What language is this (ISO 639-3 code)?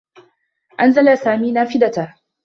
ara